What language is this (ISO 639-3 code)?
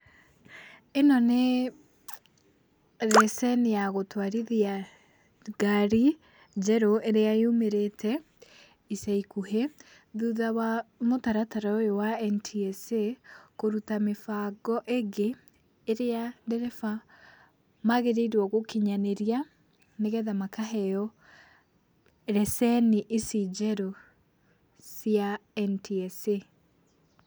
kik